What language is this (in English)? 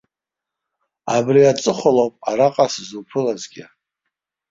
Abkhazian